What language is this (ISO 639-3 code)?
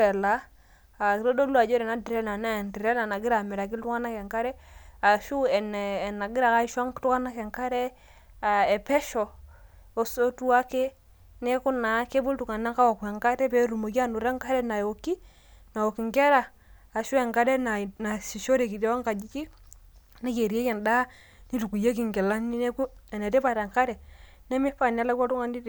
mas